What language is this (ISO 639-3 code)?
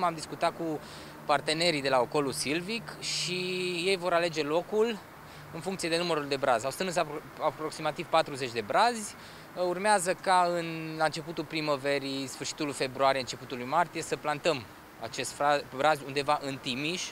ron